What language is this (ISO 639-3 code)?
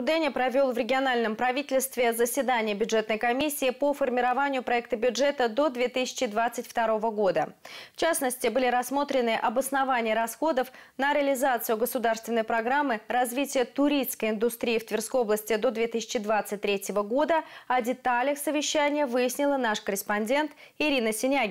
rus